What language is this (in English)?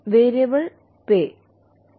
Malayalam